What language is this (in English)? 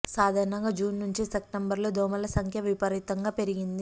Telugu